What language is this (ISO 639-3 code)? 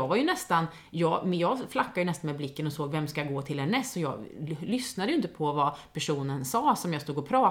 swe